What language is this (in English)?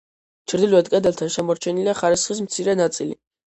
Georgian